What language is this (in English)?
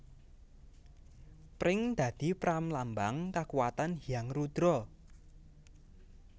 Javanese